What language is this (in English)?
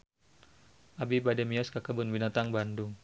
Sundanese